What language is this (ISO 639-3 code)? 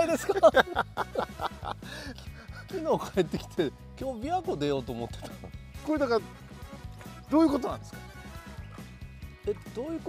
jpn